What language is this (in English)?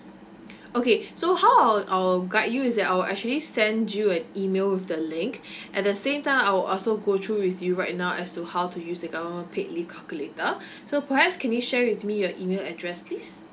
English